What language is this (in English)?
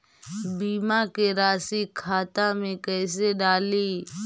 Magahi